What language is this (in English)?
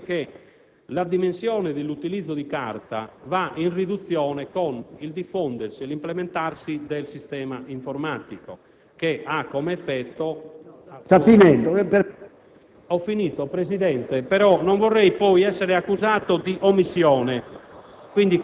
Italian